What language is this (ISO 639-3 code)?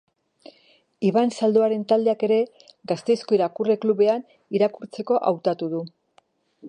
eus